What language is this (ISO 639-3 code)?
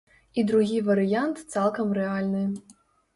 bel